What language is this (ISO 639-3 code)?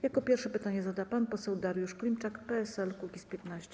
pol